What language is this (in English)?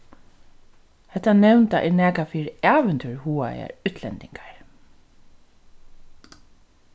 Faroese